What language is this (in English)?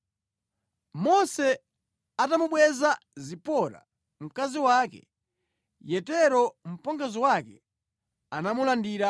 Nyanja